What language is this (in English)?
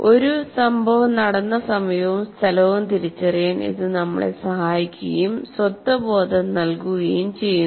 Malayalam